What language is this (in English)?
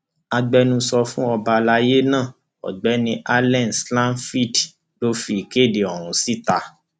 Yoruba